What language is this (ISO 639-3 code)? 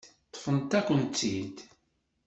kab